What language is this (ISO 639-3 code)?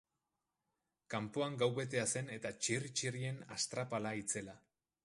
eus